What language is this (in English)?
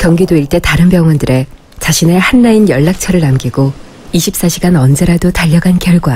Korean